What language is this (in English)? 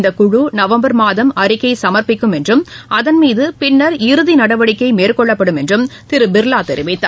Tamil